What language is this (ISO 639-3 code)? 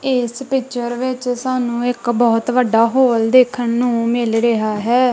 pan